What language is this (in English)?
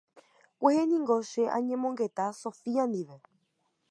Guarani